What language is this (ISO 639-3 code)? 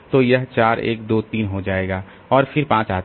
hin